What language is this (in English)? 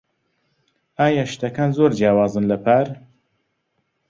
Central Kurdish